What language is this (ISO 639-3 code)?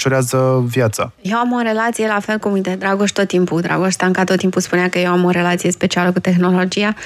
ron